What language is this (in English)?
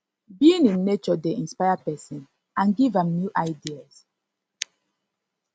Nigerian Pidgin